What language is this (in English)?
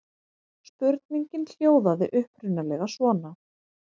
Icelandic